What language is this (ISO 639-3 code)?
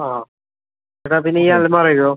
mal